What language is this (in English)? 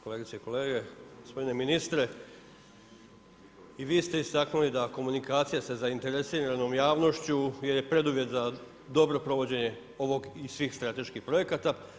Croatian